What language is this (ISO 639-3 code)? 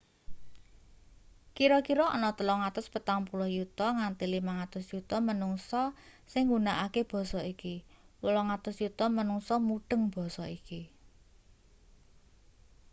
jav